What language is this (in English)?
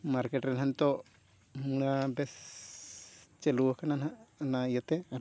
Santali